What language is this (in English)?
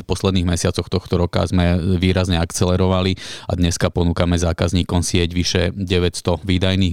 Slovak